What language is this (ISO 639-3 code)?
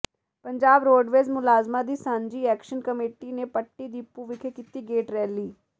pan